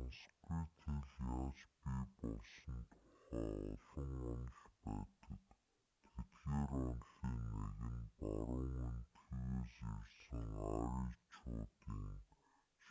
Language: Mongolian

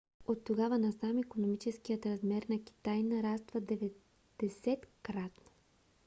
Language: Bulgarian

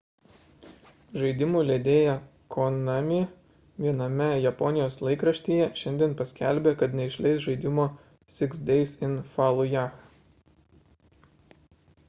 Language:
Lithuanian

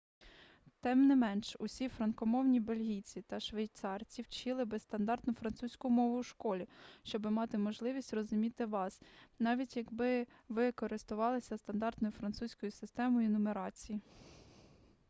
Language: Ukrainian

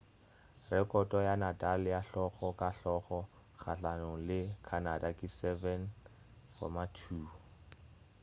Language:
Northern Sotho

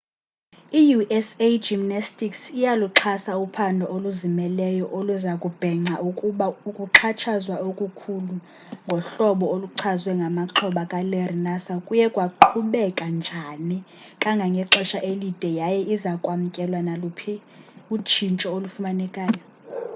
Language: Xhosa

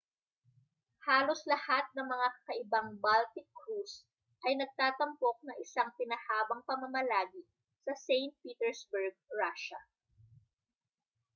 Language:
Filipino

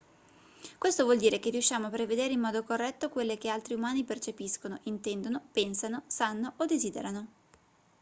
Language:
Italian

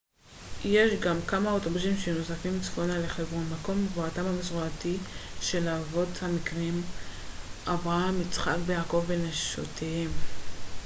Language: Hebrew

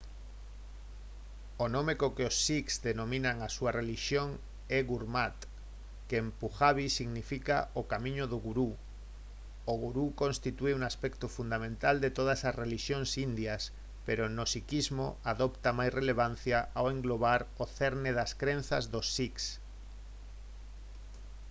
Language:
Galician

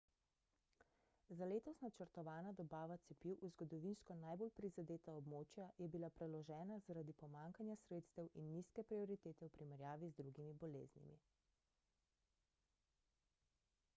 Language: Slovenian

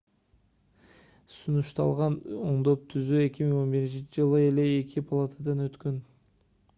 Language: Kyrgyz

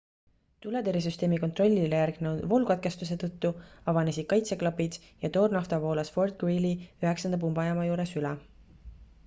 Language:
Estonian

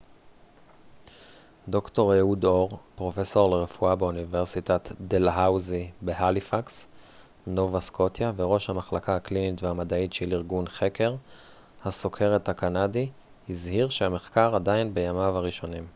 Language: Hebrew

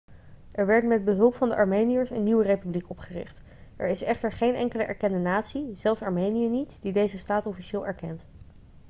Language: Dutch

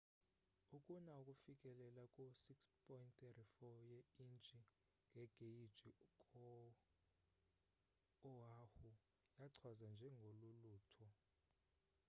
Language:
Xhosa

